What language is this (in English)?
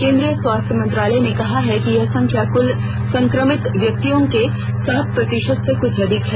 Hindi